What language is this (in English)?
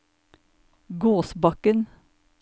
Norwegian